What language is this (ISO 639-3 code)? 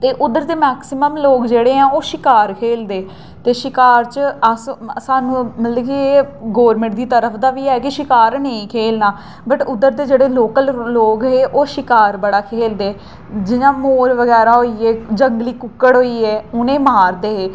doi